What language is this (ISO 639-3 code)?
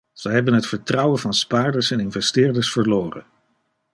nld